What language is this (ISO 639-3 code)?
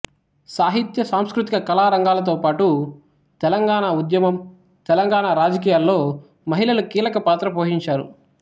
tel